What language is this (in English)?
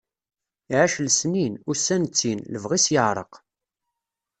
Kabyle